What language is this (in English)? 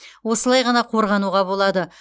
Kazakh